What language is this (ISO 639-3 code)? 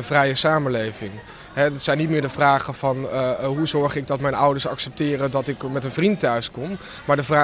nld